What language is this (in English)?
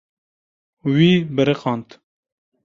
Kurdish